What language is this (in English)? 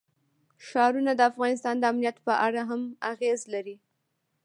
Pashto